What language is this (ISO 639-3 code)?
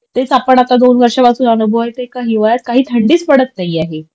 mar